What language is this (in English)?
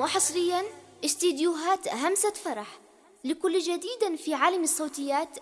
Arabic